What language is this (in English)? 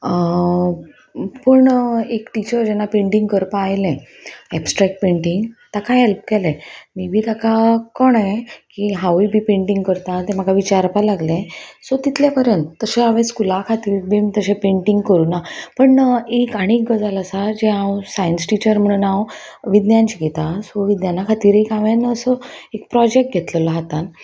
Konkani